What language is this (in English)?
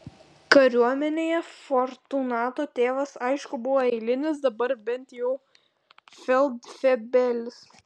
Lithuanian